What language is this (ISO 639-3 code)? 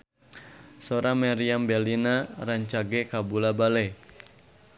sun